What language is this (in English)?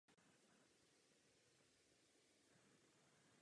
Czech